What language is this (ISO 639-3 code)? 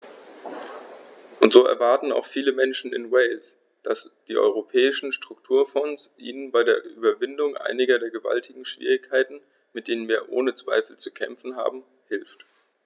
deu